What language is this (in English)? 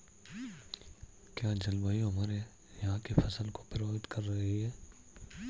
Hindi